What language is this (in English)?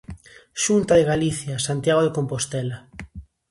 Galician